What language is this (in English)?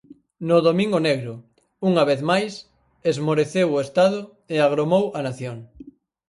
Galician